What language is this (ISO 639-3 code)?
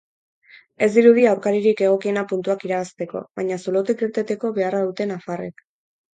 eus